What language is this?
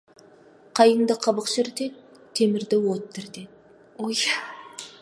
Kazakh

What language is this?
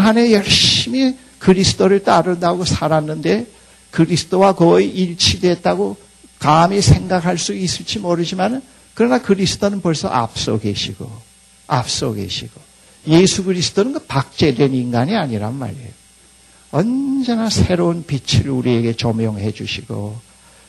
Korean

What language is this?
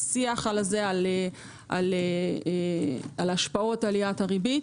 Hebrew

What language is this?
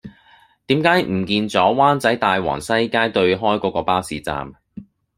Cantonese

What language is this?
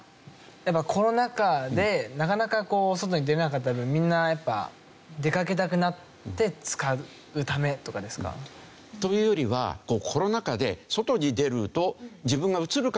Japanese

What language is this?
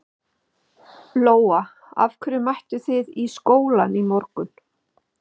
Icelandic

